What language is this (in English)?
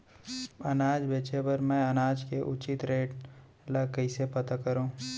Chhattisgarhi